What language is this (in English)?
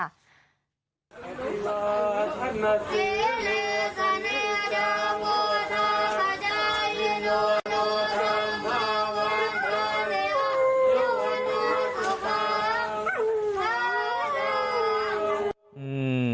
Thai